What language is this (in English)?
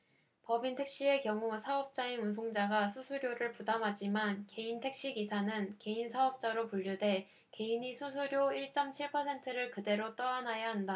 Korean